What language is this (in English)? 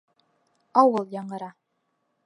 Bashkir